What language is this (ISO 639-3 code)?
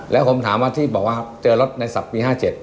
tha